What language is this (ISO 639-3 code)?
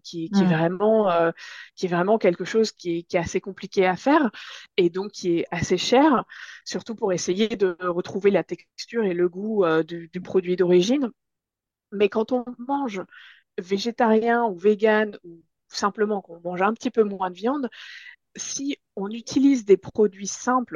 fra